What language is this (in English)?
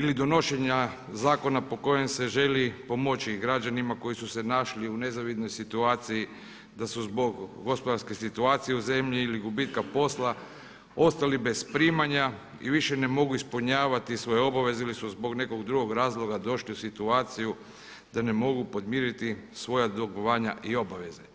Croatian